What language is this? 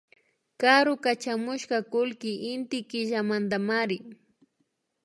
Imbabura Highland Quichua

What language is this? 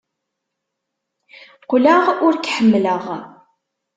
Kabyle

